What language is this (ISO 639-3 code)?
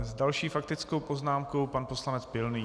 ces